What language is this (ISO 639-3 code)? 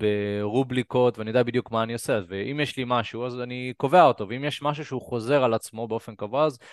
heb